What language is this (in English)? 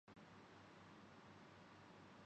Urdu